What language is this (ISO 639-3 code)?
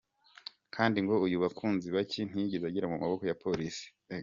kin